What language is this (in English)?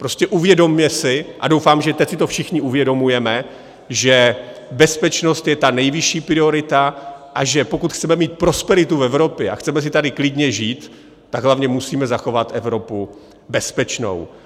Czech